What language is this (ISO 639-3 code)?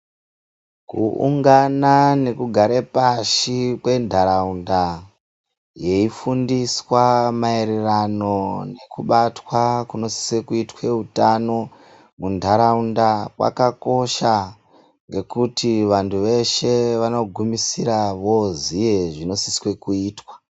ndc